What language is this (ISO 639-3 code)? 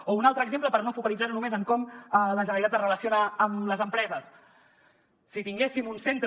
cat